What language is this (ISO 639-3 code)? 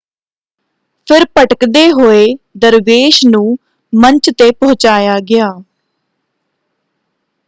pan